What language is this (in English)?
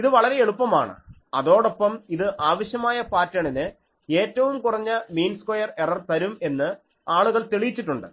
Malayalam